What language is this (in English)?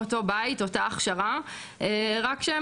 Hebrew